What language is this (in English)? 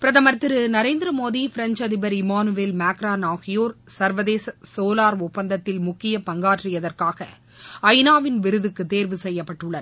Tamil